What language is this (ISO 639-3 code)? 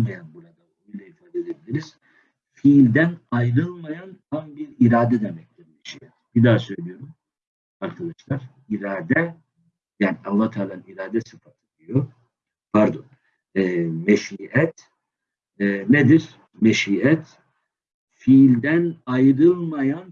tur